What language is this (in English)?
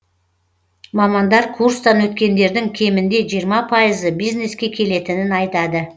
Kazakh